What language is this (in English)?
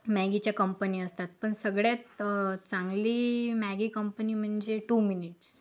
Marathi